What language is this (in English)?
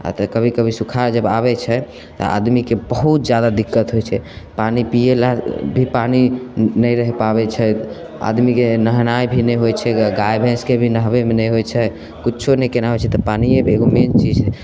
Maithili